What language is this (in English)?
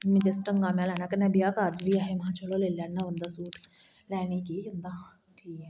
Dogri